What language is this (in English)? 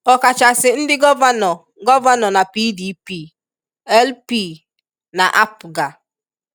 Igbo